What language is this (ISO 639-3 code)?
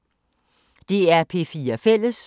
dan